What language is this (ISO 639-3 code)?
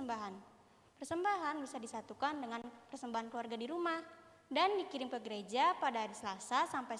ind